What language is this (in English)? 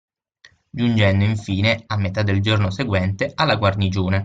Italian